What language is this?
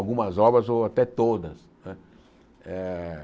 Portuguese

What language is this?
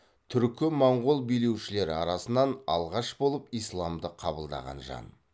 Kazakh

